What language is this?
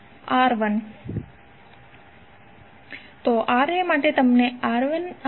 Gujarati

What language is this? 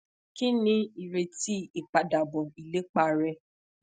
Yoruba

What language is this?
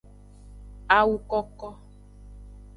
Aja (Benin)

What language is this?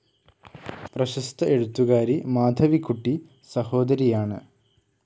Malayalam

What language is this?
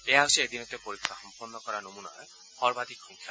Assamese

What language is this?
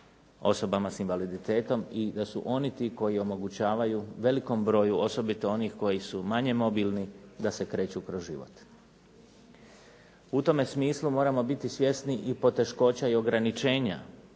Croatian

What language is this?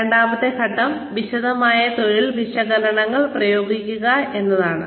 Malayalam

